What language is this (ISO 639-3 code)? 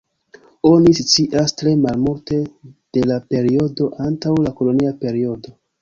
epo